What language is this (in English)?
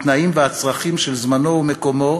Hebrew